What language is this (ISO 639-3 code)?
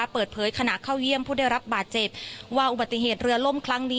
tha